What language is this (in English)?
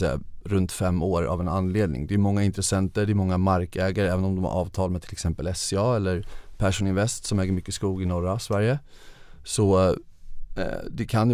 Swedish